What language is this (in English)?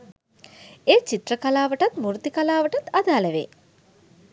Sinhala